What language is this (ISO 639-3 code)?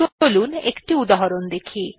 ben